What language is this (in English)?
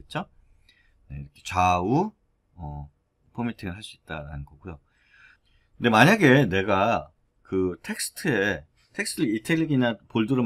Korean